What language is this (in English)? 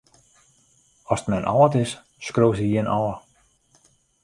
Western Frisian